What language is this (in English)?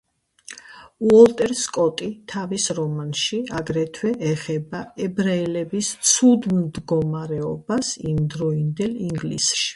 Georgian